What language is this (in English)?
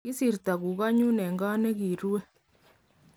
Kalenjin